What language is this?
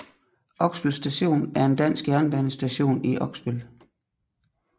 Danish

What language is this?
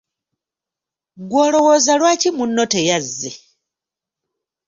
Ganda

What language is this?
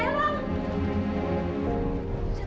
Indonesian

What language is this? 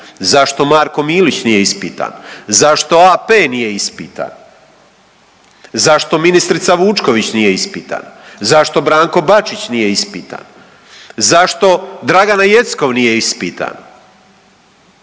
Croatian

